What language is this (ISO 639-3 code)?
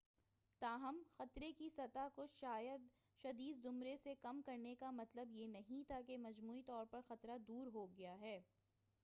urd